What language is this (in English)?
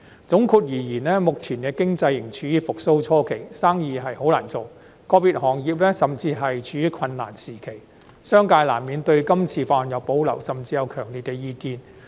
Cantonese